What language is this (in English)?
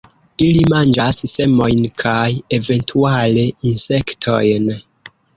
Esperanto